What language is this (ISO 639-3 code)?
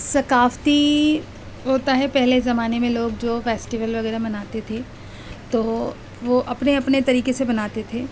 urd